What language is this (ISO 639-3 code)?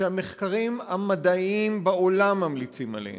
heb